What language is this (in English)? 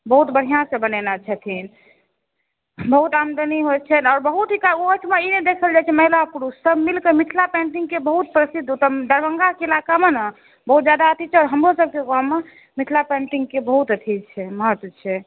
Maithili